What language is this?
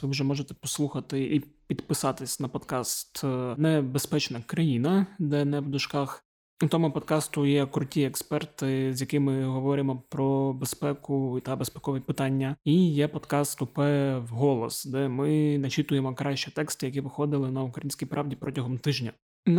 Ukrainian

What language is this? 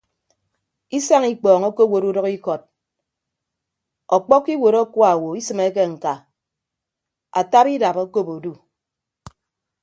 Ibibio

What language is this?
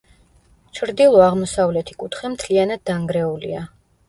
Georgian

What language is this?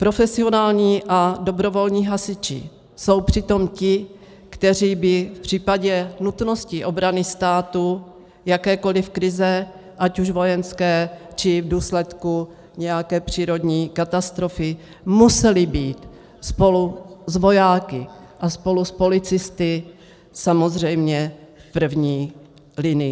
Czech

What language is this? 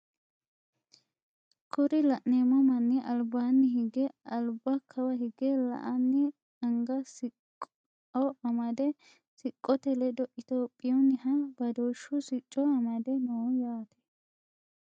Sidamo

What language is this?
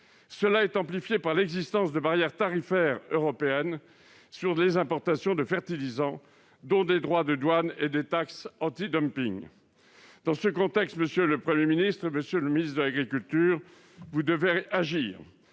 French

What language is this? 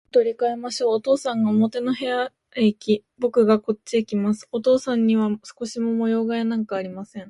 Japanese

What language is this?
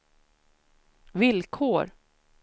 Swedish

